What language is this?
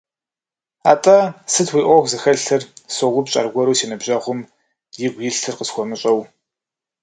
Kabardian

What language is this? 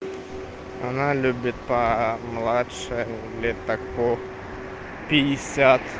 Russian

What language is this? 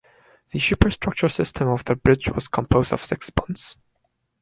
English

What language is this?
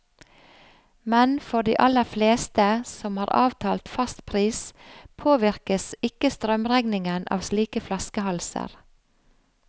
Norwegian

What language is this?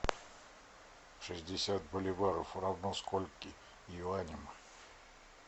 Russian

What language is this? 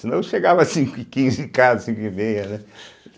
Portuguese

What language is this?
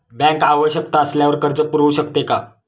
Marathi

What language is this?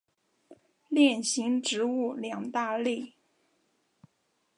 Chinese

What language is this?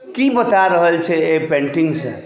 Maithili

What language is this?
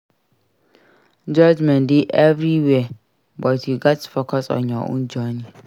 Nigerian Pidgin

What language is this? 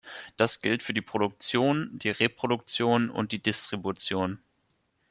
German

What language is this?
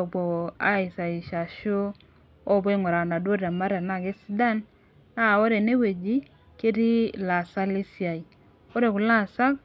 Masai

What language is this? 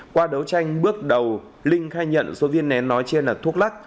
Vietnamese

